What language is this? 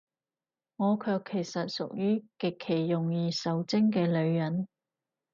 Cantonese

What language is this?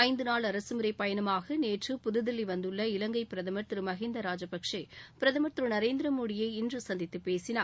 Tamil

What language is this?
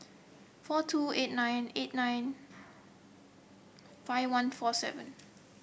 English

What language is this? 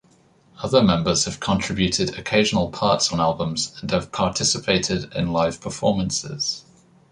English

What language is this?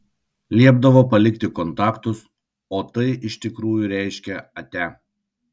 Lithuanian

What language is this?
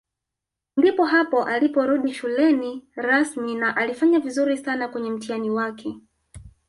Swahili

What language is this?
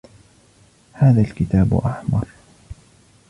Arabic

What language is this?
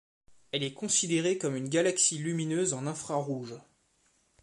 French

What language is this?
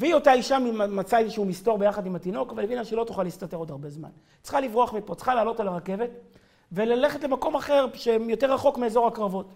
Hebrew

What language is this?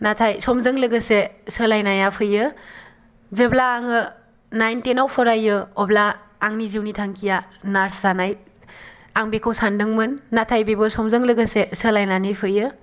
Bodo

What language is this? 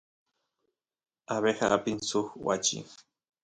Santiago del Estero Quichua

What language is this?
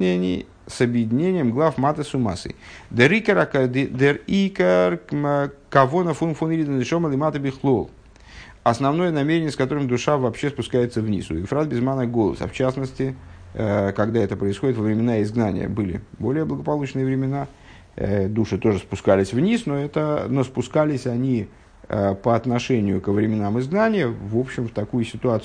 Russian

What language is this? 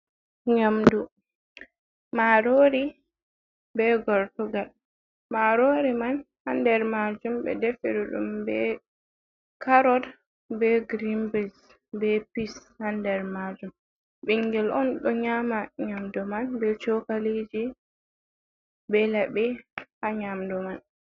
Fula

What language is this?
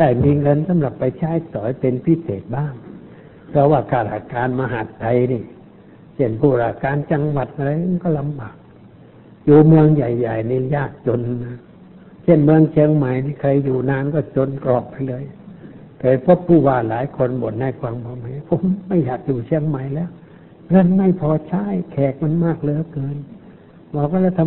Thai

